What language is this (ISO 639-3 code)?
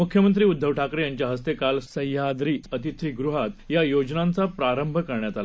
mar